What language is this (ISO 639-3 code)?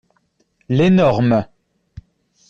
fra